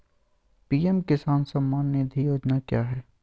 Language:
Magahi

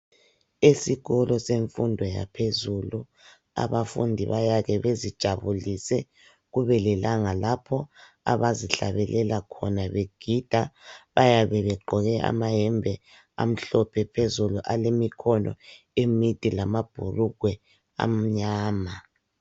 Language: North Ndebele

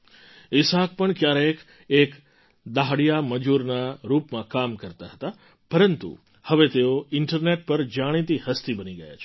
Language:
Gujarati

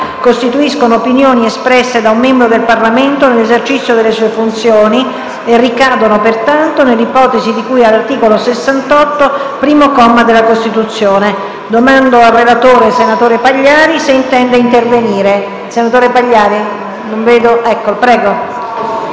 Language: Italian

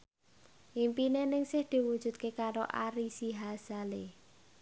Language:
Javanese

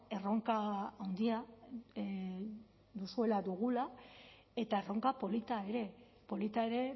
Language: Basque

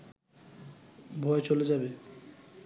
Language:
Bangla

